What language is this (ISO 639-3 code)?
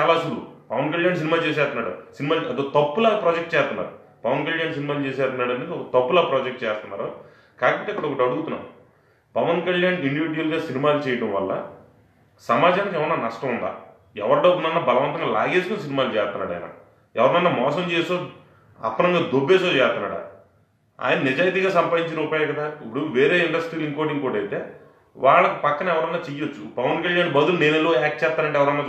tel